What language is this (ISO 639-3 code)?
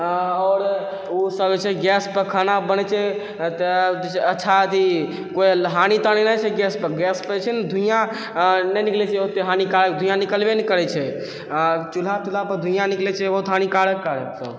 mai